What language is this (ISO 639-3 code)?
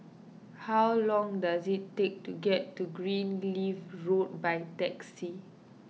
eng